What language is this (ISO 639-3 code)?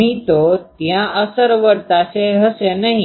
guj